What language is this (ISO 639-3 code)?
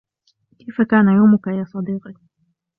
ara